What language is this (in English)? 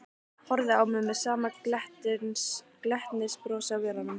Icelandic